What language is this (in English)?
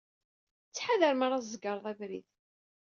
Kabyle